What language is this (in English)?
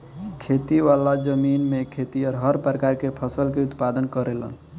Bhojpuri